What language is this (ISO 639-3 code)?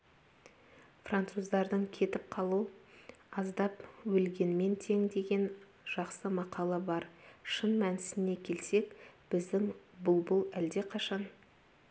kaz